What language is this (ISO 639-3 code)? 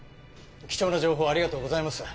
jpn